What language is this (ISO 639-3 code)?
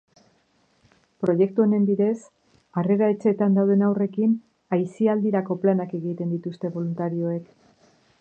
eus